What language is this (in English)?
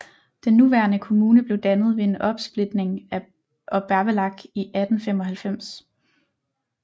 Danish